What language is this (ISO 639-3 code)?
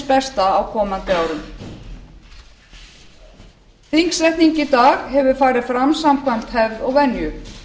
isl